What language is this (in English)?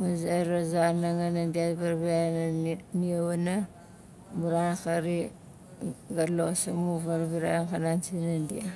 Nalik